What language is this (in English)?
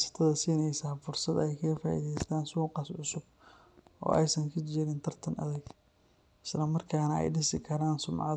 Somali